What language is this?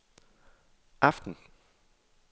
Danish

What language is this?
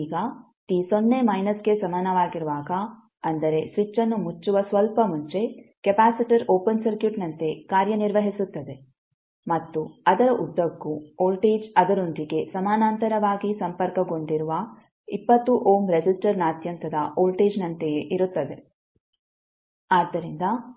Kannada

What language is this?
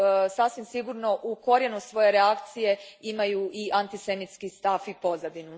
Croatian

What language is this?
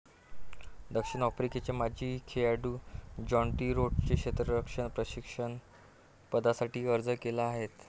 Marathi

